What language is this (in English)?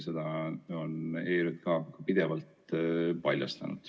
Estonian